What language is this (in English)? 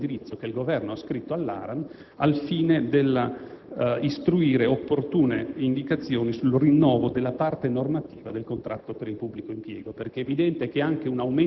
Italian